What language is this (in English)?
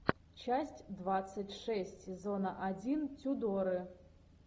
Russian